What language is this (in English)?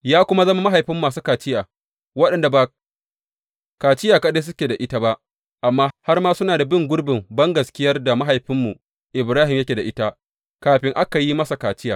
Hausa